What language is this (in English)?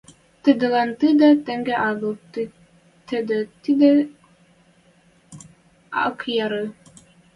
Western Mari